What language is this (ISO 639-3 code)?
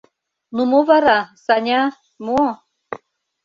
chm